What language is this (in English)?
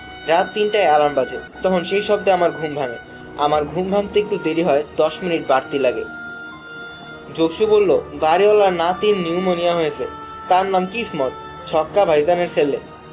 Bangla